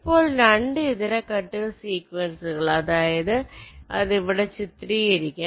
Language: Malayalam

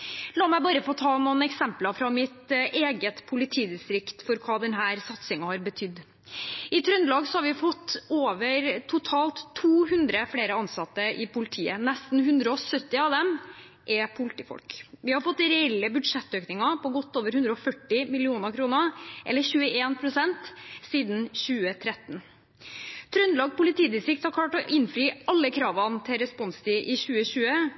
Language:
Norwegian Bokmål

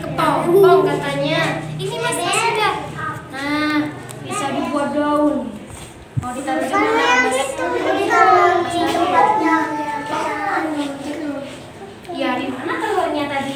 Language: Indonesian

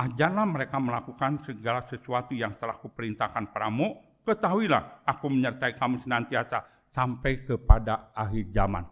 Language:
Indonesian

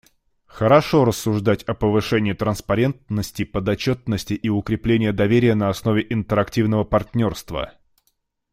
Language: Russian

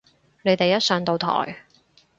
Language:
Cantonese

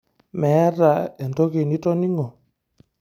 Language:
Masai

